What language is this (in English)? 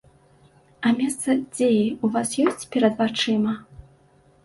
Belarusian